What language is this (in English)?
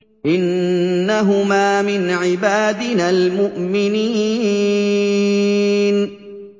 Arabic